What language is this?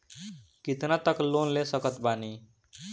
Bhojpuri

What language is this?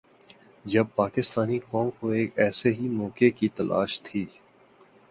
Urdu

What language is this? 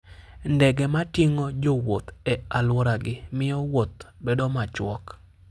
Luo (Kenya and Tanzania)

